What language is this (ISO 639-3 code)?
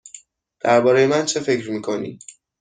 fas